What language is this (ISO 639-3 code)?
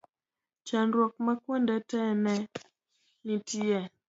luo